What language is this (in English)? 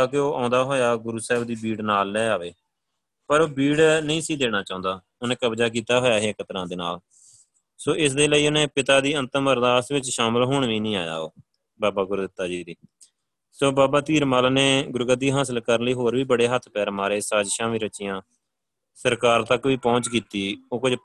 Punjabi